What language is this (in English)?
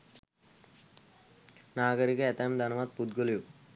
Sinhala